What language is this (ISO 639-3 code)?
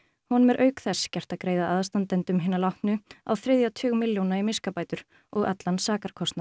isl